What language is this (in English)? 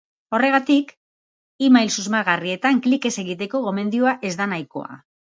Basque